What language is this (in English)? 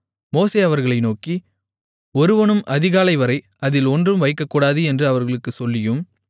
Tamil